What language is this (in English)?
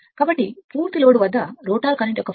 Telugu